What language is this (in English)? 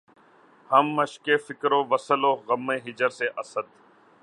Urdu